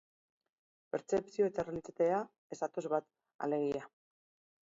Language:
Basque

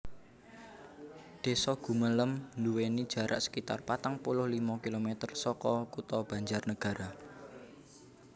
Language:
Javanese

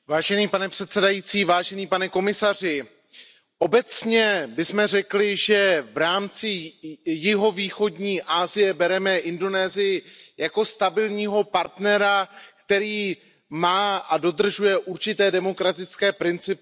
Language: Czech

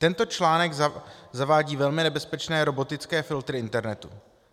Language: Czech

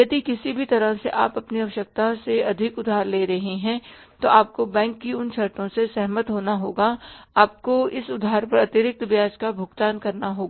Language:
Hindi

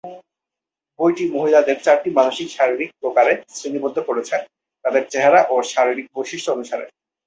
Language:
Bangla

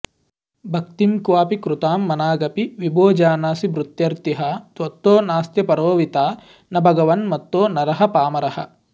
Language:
Sanskrit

